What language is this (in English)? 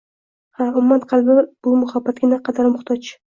Uzbek